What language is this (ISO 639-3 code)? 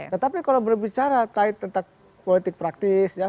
ind